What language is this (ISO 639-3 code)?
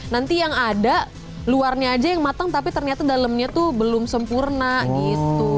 ind